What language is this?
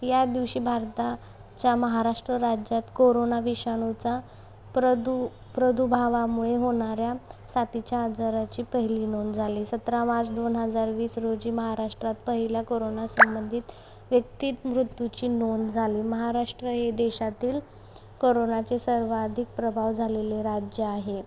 Marathi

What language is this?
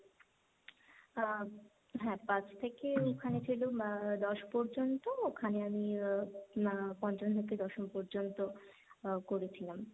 Bangla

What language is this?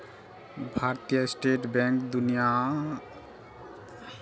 Maithili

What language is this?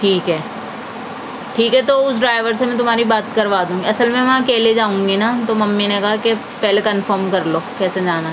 Urdu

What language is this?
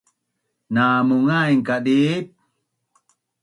Bunun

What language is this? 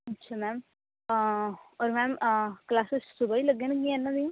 Punjabi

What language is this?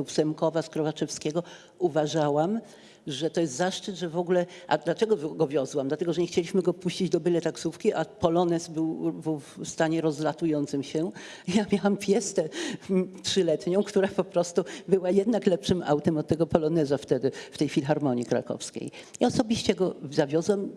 Polish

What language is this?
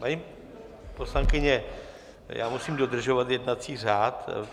Czech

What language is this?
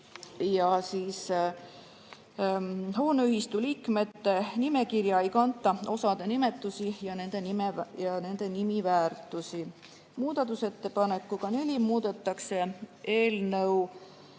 Estonian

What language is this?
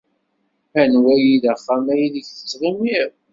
Kabyle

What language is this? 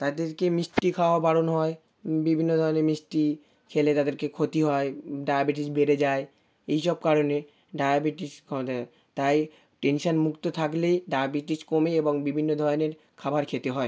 Bangla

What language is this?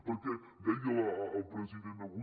Catalan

